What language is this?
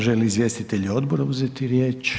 Croatian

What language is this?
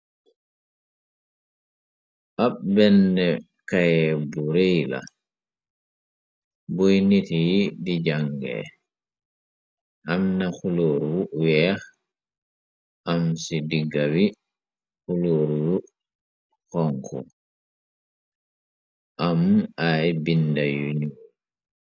Wolof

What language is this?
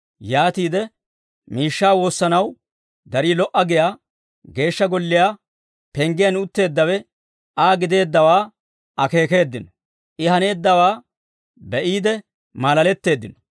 Dawro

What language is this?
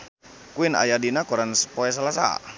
Sundanese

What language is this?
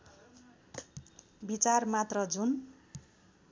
Nepali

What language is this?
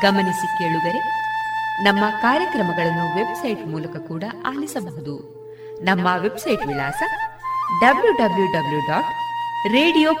Kannada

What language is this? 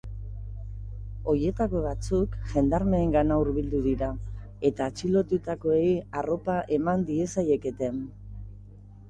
Basque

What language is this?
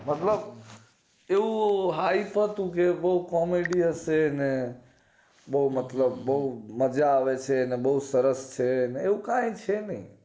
Gujarati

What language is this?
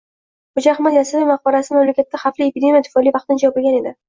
Uzbek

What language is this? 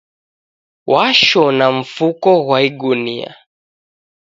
Taita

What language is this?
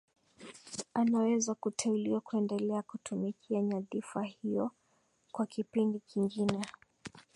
Swahili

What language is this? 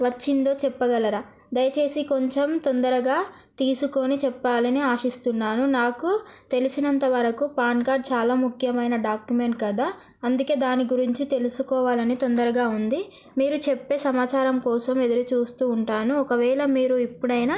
Telugu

